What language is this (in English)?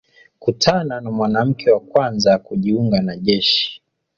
Swahili